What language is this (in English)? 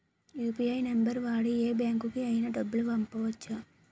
Telugu